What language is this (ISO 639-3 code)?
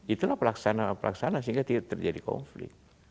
ind